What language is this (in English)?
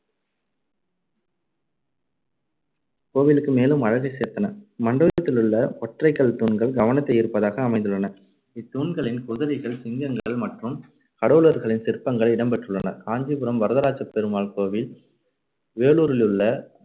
Tamil